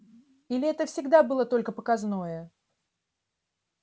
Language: Russian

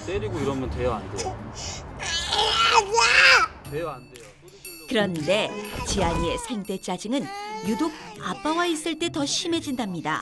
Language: Korean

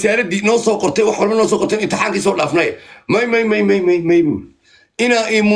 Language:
Arabic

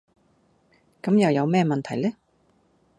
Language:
Cantonese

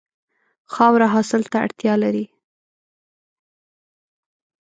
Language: Pashto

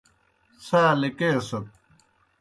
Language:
Kohistani Shina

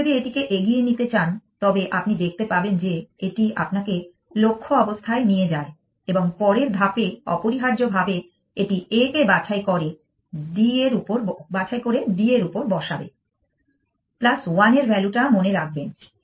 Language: Bangla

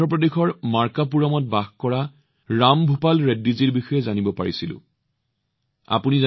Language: Assamese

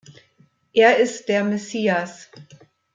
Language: German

